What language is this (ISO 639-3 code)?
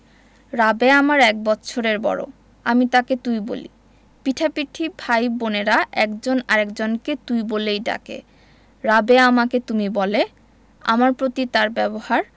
ben